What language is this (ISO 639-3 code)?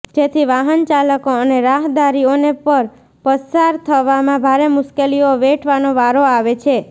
guj